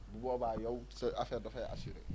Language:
Wolof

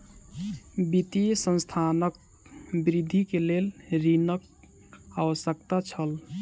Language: Maithili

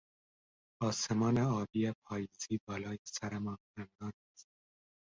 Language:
Persian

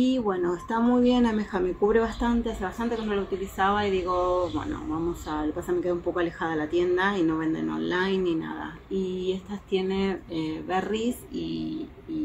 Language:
Spanish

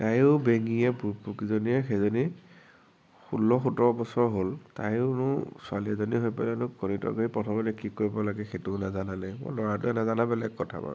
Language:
Assamese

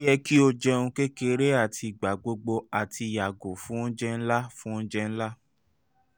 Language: Yoruba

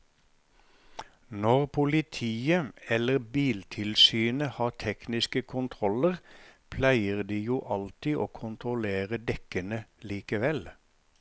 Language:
Norwegian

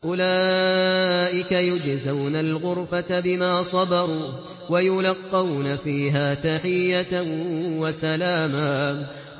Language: Arabic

